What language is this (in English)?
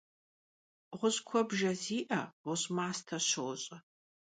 Kabardian